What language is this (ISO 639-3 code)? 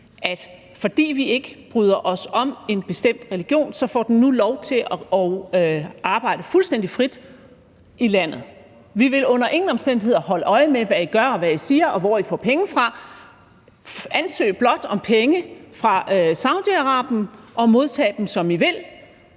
dan